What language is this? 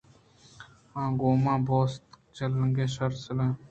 Eastern Balochi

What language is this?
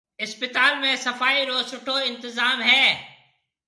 Marwari (Pakistan)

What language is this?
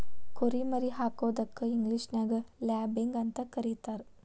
Kannada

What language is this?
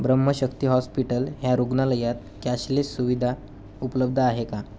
Marathi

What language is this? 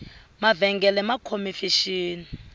Tsonga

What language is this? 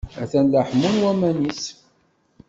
Kabyle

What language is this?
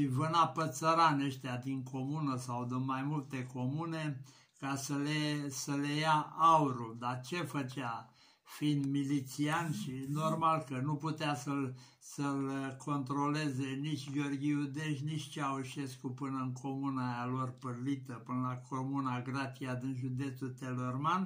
Romanian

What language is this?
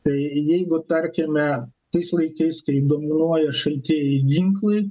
Lithuanian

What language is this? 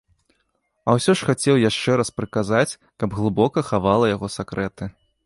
Belarusian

